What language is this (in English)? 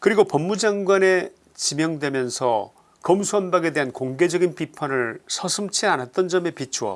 Korean